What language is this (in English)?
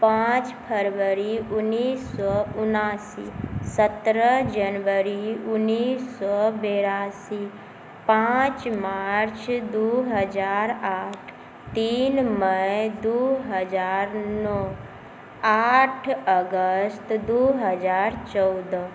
Maithili